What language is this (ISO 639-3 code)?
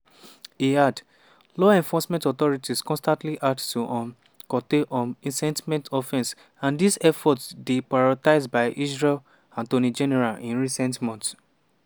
pcm